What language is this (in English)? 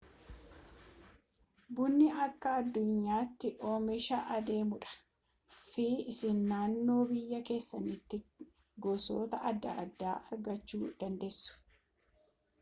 Oromo